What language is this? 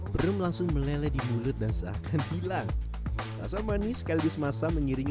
Indonesian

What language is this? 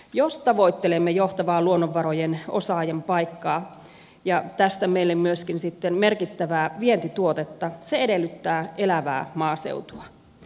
Finnish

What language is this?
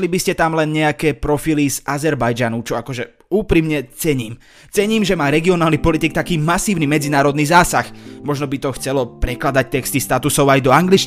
Slovak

